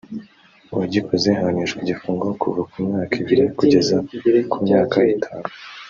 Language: Kinyarwanda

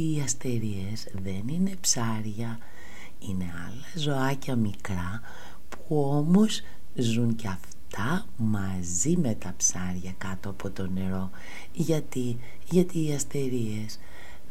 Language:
Greek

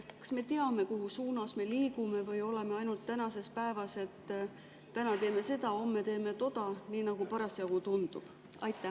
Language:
Estonian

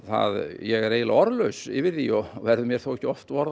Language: Icelandic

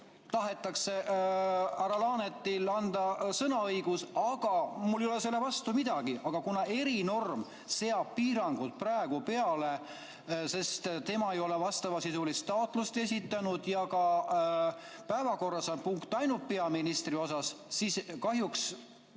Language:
Estonian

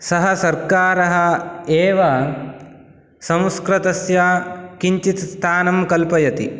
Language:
Sanskrit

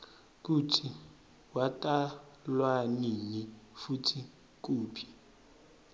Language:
Swati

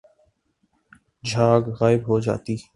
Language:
Urdu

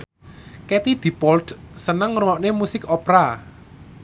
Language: Javanese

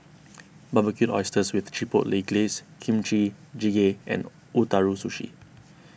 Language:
English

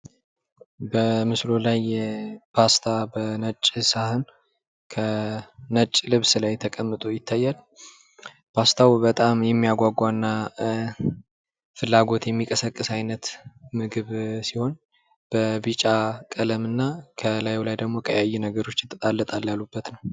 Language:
Amharic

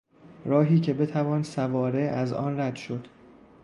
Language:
Persian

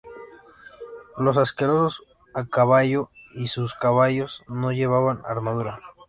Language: Spanish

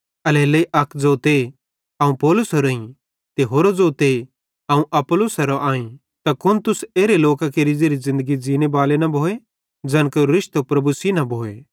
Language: Bhadrawahi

